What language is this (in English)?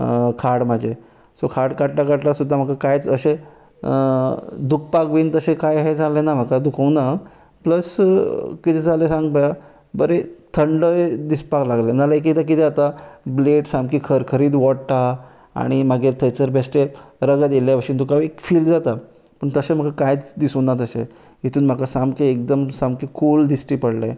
Konkani